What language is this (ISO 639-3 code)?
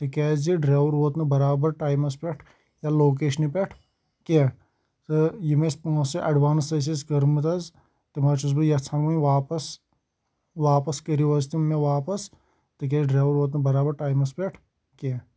kas